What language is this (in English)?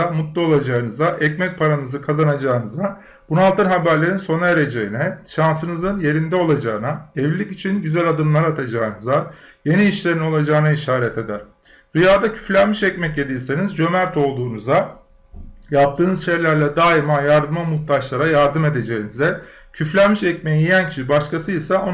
Turkish